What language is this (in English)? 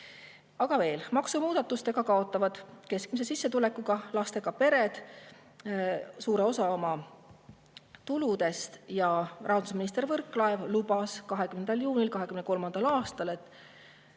Estonian